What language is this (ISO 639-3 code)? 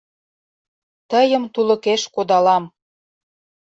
chm